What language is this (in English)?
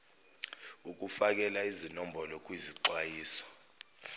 Zulu